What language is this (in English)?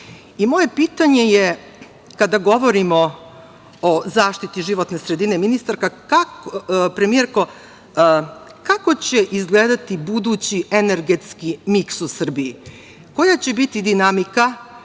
Serbian